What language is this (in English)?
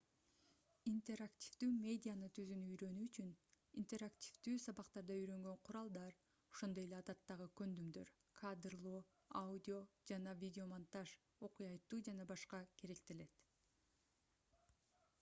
Kyrgyz